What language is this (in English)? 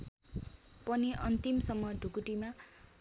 Nepali